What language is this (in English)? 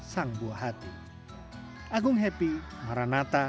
Indonesian